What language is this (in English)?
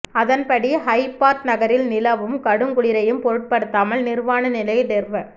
Tamil